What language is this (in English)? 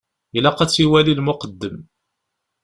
Kabyle